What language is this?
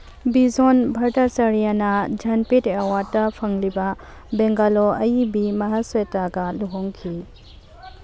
Manipuri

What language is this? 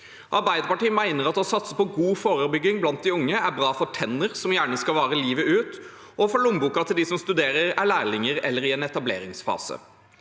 Norwegian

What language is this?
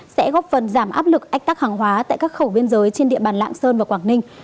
Vietnamese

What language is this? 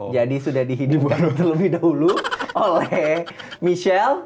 Indonesian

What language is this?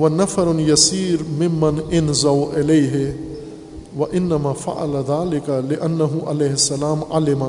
Urdu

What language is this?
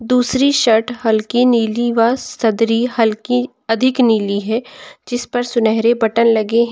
Hindi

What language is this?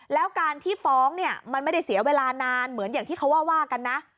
Thai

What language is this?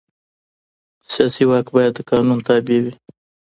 Pashto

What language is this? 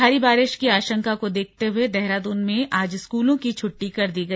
Hindi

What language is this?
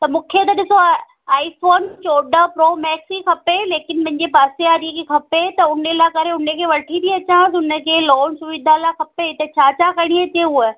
Sindhi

